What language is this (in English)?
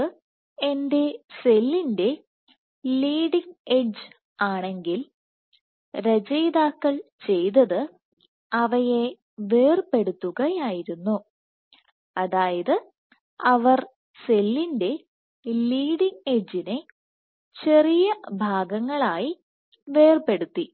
Malayalam